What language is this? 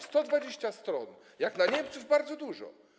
Polish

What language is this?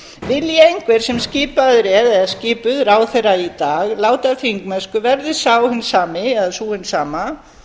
Icelandic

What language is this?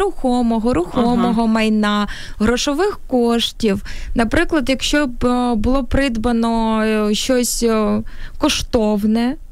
Ukrainian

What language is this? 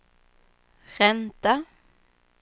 Swedish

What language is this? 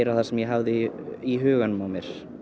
Icelandic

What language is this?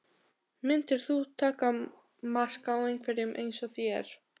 Icelandic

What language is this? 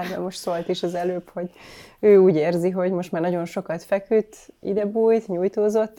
Hungarian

